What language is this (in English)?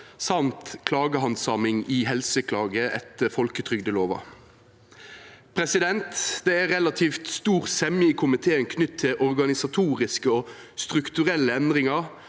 Norwegian